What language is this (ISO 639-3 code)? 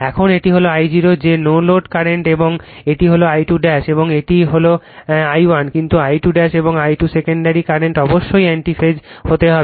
ben